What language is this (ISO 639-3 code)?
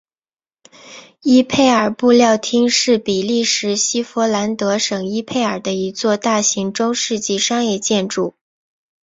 zho